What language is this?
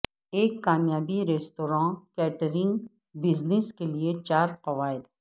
Urdu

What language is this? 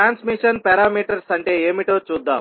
Telugu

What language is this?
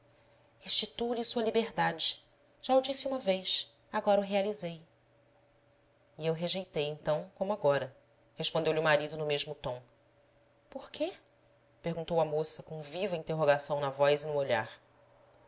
Portuguese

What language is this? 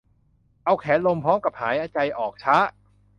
Thai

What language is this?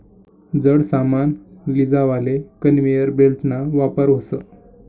Marathi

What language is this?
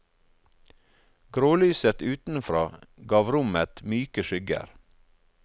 Norwegian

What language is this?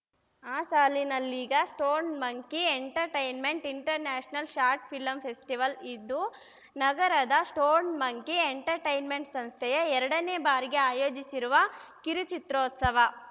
Kannada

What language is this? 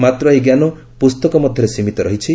Odia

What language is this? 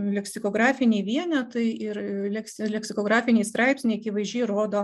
Lithuanian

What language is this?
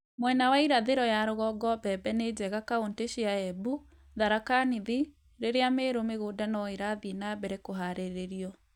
Kikuyu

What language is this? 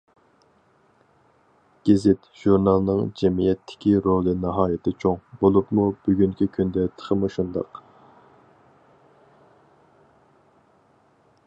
Uyghur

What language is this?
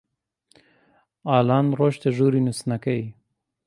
Central Kurdish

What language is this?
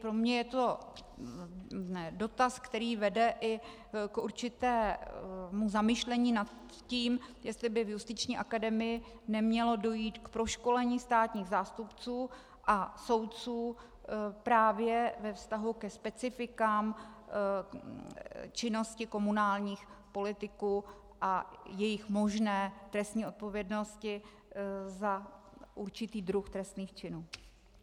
Czech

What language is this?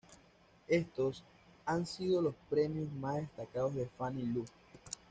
Spanish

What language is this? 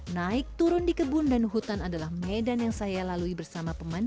Indonesian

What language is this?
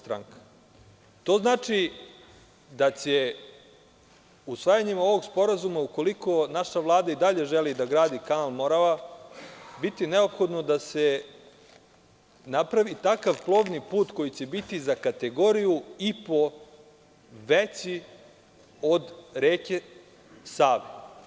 Serbian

